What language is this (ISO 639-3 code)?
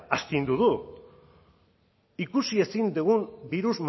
eus